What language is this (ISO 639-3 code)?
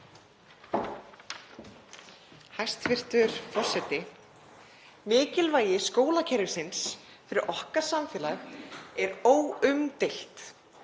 isl